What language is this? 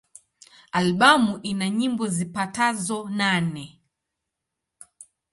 Swahili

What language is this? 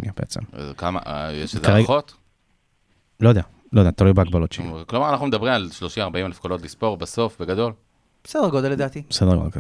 Hebrew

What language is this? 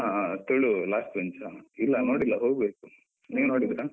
Kannada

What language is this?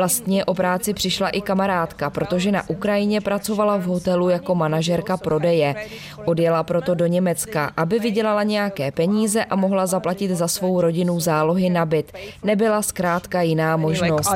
Czech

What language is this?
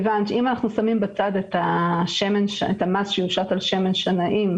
Hebrew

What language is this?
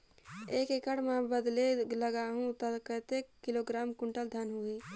Chhattisgarhi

